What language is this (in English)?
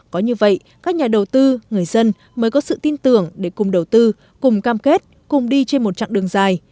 Vietnamese